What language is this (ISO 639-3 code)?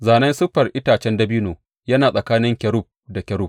hau